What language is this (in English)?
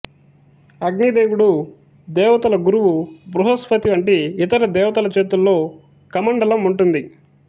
Telugu